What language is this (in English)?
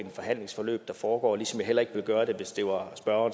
Danish